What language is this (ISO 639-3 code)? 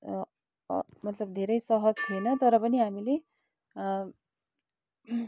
nep